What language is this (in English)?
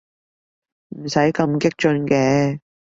Cantonese